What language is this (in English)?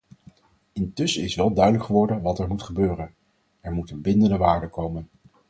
Dutch